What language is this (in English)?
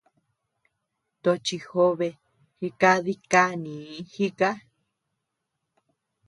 Tepeuxila Cuicatec